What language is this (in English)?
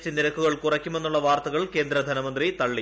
Malayalam